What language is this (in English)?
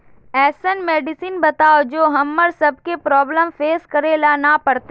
Magahi